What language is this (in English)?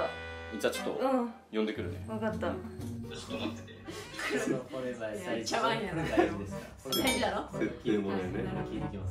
Japanese